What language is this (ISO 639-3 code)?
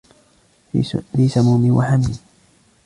ara